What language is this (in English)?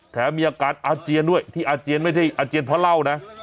Thai